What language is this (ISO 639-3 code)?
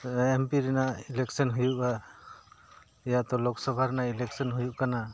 sat